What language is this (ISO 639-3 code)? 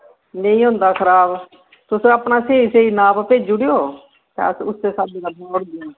doi